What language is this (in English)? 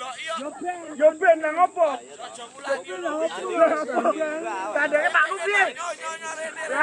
Indonesian